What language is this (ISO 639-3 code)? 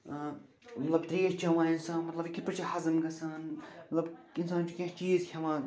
kas